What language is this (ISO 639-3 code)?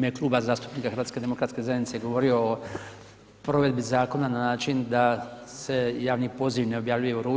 hrv